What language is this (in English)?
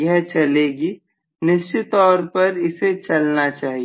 Hindi